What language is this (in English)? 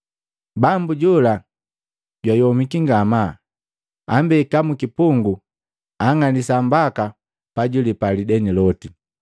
Matengo